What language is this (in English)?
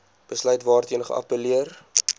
Afrikaans